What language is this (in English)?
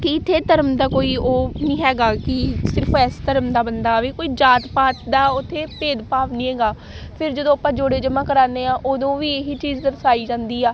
Punjabi